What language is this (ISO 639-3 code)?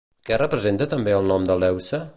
cat